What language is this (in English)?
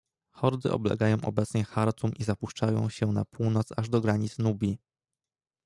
Polish